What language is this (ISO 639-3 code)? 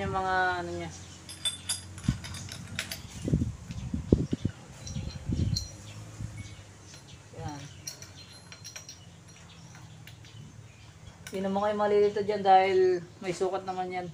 fil